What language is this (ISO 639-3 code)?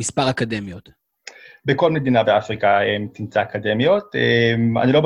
heb